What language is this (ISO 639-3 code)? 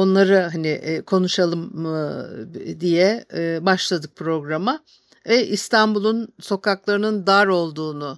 tur